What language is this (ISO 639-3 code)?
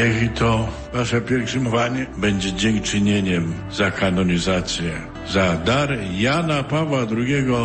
slk